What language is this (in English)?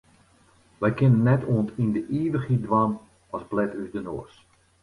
Western Frisian